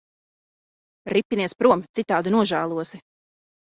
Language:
Latvian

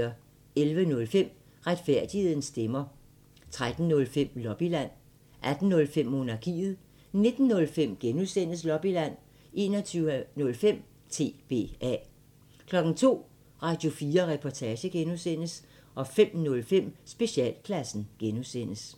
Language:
Danish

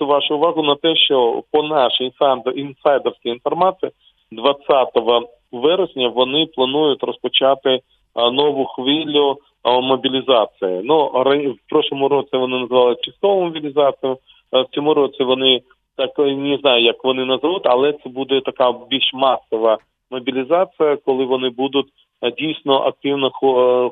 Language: Ukrainian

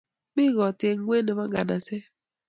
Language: Kalenjin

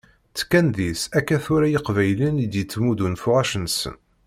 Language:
Kabyle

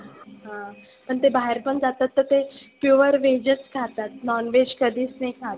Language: Marathi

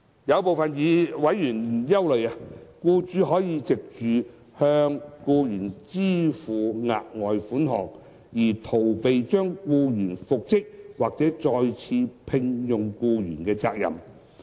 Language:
Cantonese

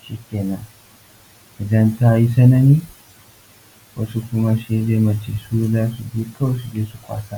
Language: Hausa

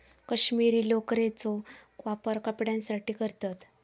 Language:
Marathi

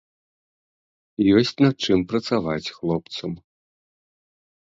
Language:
Belarusian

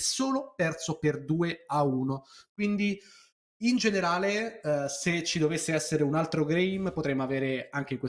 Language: Italian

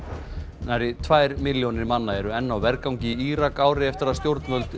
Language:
Icelandic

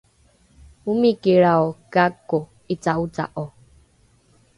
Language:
Rukai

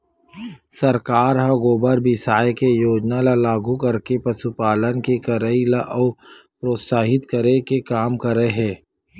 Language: Chhattisgarhi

